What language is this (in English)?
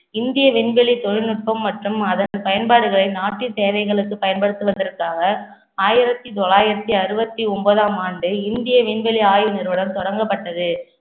Tamil